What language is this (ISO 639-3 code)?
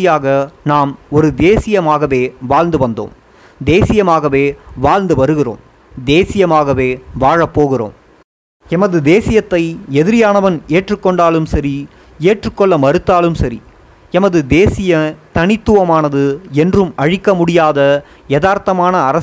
tam